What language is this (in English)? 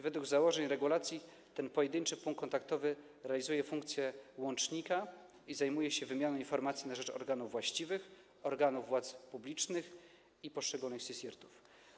Polish